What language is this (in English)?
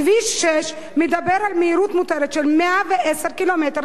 Hebrew